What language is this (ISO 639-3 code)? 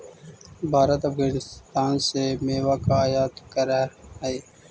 mag